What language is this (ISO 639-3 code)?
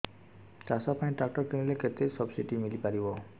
ori